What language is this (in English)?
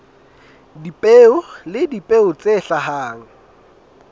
Southern Sotho